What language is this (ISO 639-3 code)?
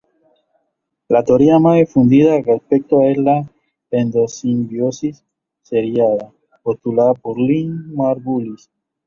spa